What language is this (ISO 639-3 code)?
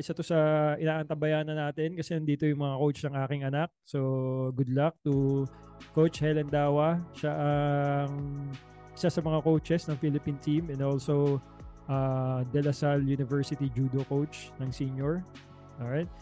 fil